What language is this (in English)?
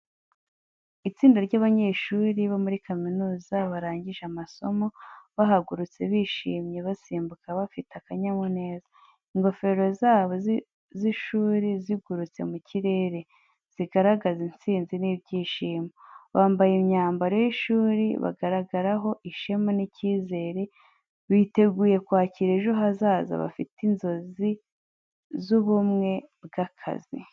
Kinyarwanda